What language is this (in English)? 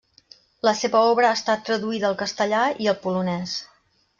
Catalan